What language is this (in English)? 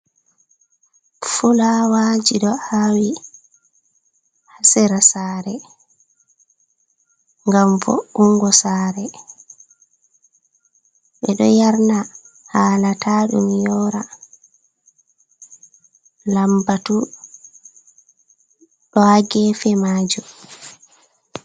Fula